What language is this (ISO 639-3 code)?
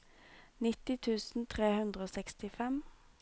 nor